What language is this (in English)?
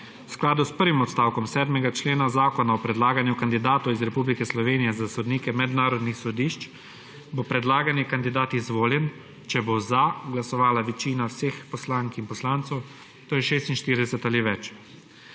Slovenian